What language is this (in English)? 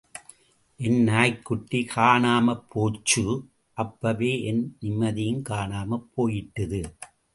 Tamil